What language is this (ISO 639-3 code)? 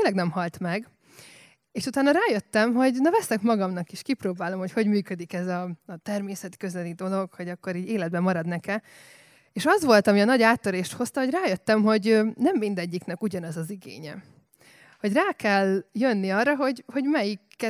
hun